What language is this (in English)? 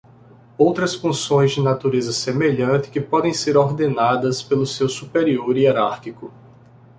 Portuguese